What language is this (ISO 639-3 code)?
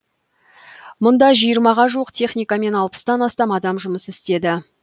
kaz